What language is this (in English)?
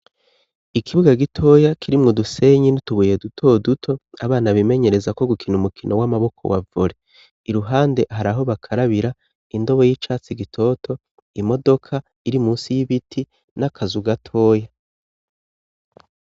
Rundi